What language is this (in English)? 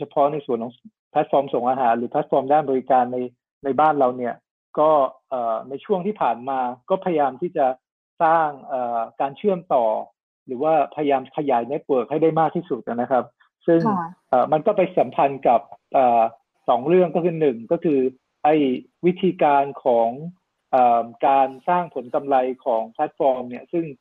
Thai